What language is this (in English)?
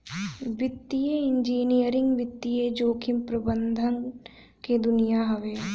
Bhojpuri